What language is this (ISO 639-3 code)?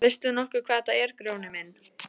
isl